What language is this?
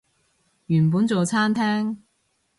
Cantonese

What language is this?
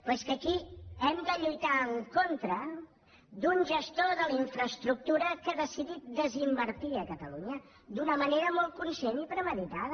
Catalan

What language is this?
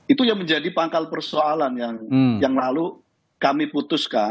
Indonesian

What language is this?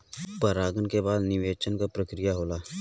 Bhojpuri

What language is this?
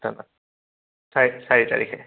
Assamese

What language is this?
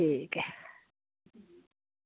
Dogri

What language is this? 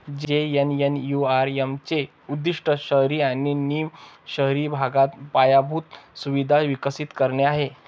Marathi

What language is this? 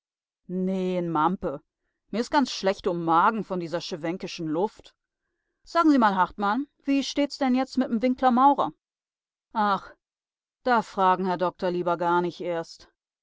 German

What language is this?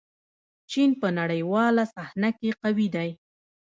Pashto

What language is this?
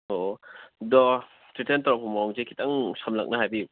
Manipuri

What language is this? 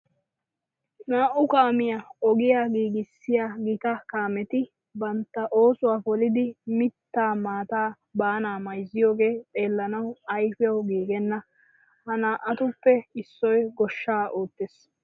Wolaytta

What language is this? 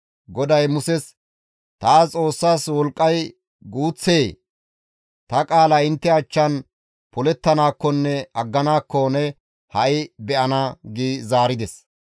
Gamo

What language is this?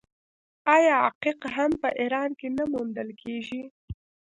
Pashto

